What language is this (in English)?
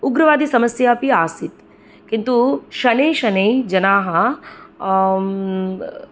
Sanskrit